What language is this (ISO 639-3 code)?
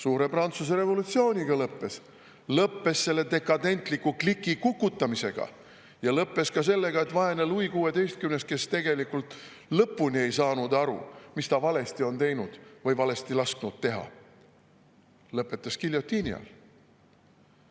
est